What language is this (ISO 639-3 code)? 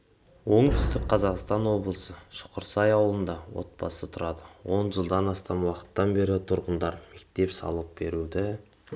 kaz